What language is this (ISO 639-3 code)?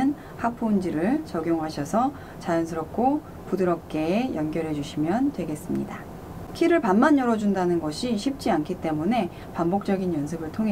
kor